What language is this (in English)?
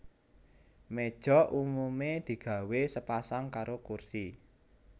Javanese